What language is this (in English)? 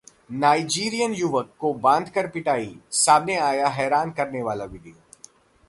Hindi